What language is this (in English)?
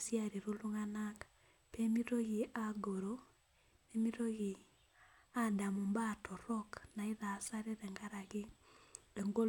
Masai